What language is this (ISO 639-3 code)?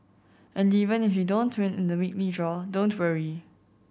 eng